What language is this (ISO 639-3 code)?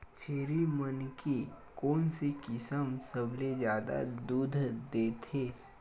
hne